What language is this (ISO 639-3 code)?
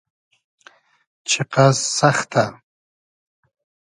haz